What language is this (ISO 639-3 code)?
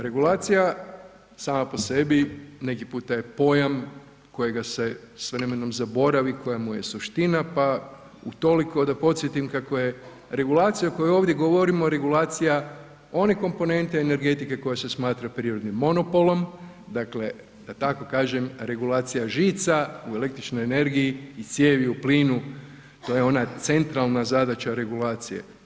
hrv